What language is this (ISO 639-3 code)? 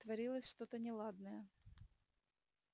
rus